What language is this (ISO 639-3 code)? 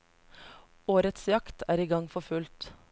nor